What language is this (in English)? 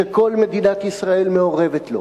Hebrew